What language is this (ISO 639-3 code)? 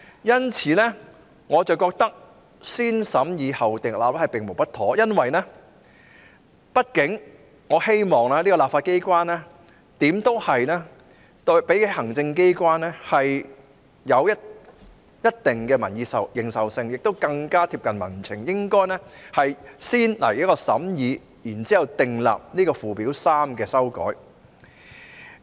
yue